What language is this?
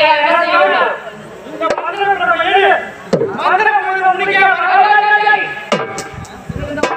Arabic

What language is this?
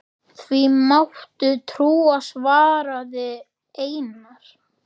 Icelandic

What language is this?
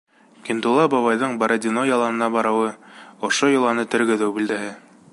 Bashkir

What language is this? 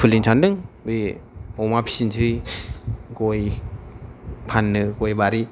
Bodo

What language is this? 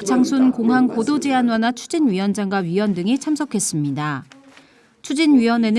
Korean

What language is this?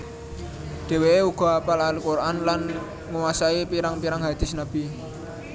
Javanese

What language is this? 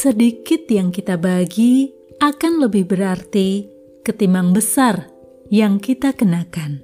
Indonesian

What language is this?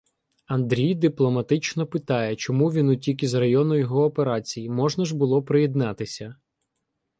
Ukrainian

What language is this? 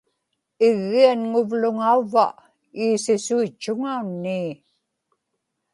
Inupiaq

